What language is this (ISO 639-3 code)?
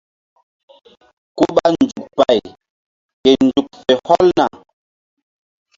mdd